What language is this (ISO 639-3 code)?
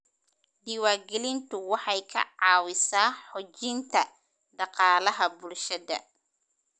som